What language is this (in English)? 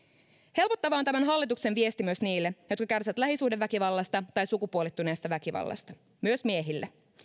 Finnish